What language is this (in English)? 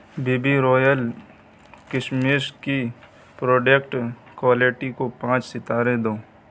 Urdu